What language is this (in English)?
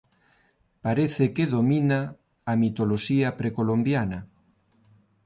Galician